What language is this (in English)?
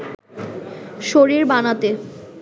Bangla